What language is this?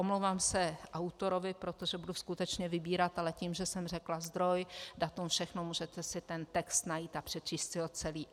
Czech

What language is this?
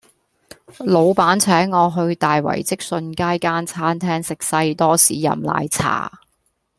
Cantonese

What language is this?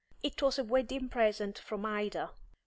English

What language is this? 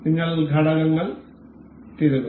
Malayalam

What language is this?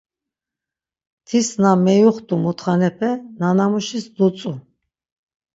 Laz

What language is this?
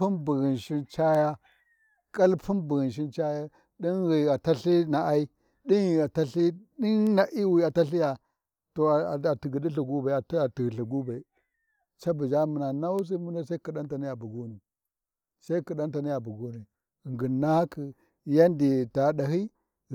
Warji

